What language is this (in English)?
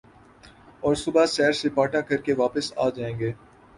Urdu